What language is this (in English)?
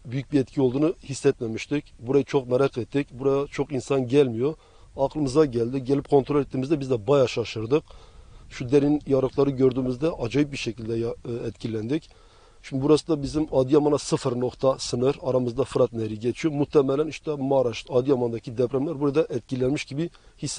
Turkish